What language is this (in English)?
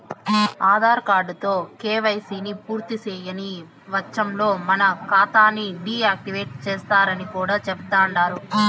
Telugu